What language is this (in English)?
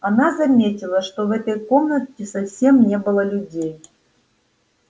Russian